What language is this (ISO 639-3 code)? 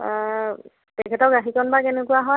asm